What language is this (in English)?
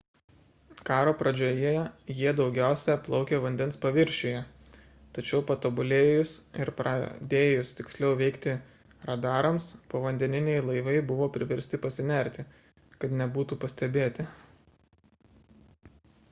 Lithuanian